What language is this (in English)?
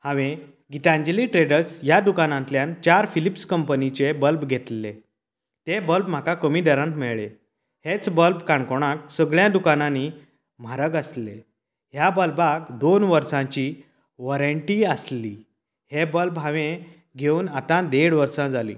Konkani